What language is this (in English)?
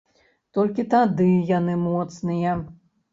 Belarusian